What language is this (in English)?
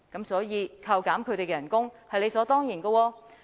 Cantonese